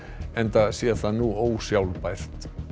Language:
Icelandic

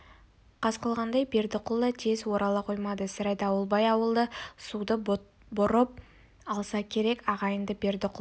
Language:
Kazakh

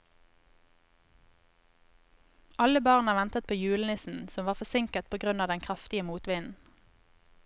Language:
Norwegian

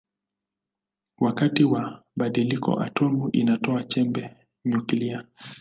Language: Swahili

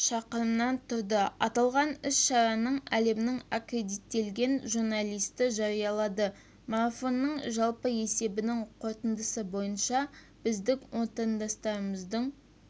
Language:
Kazakh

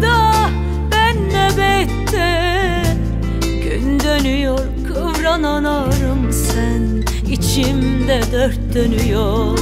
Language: Turkish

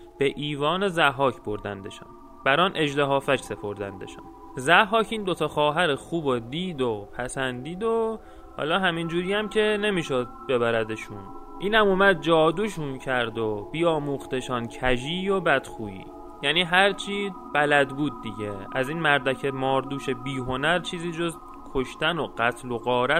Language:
Persian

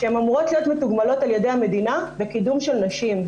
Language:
Hebrew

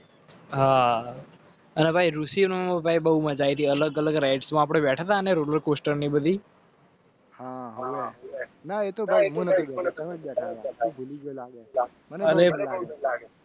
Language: Gujarati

